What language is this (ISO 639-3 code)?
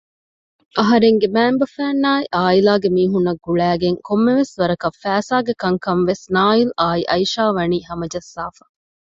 div